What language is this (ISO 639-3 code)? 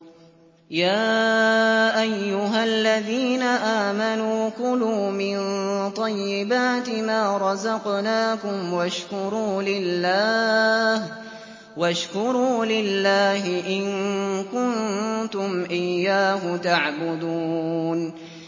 ara